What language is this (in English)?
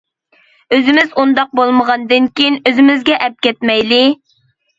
Uyghur